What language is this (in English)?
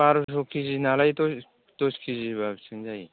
Bodo